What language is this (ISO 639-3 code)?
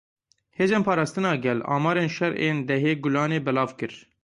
kur